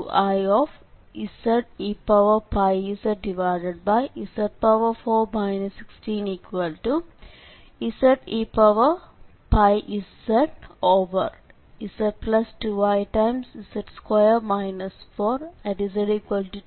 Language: Malayalam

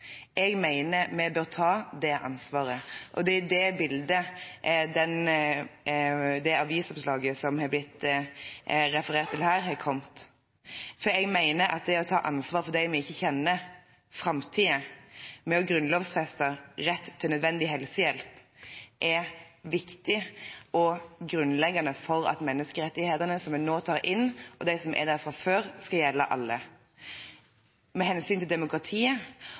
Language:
Norwegian Bokmål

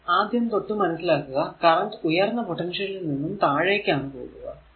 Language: Malayalam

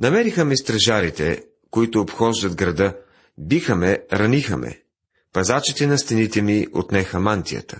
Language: Bulgarian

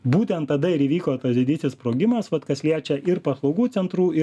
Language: Lithuanian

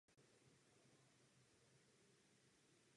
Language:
Czech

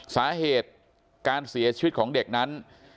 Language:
Thai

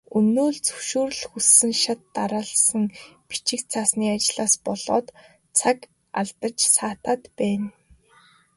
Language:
Mongolian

